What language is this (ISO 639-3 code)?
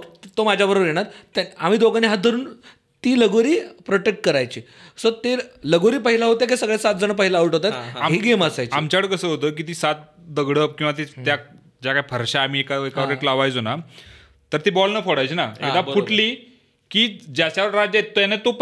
mar